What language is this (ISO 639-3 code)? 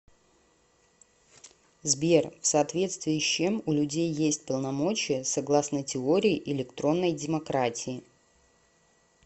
rus